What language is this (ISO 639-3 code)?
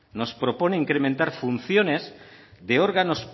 spa